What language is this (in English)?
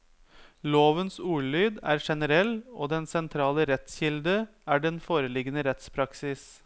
Norwegian